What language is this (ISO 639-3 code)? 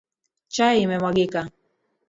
swa